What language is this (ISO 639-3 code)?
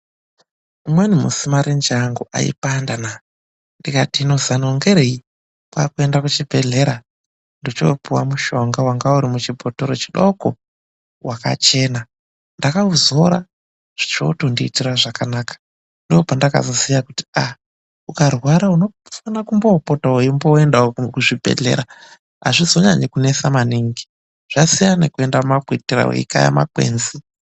ndc